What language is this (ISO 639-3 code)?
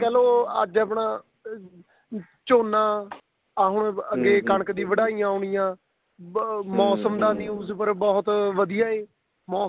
pan